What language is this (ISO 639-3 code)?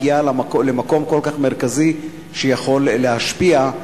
heb